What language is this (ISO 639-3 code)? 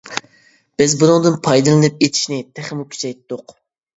uig